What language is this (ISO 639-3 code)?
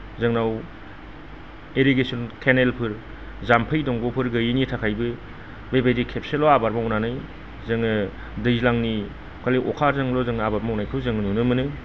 brx